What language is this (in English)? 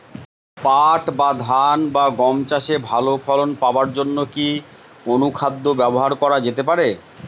Bangla